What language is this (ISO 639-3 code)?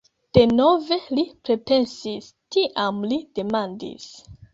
epo